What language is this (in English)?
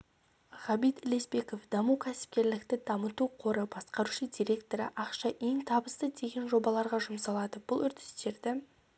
Kazakh